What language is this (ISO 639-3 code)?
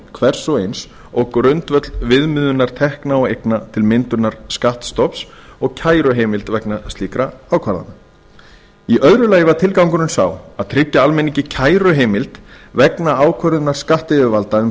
isl